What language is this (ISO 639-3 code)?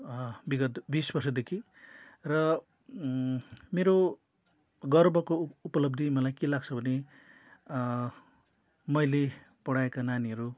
nep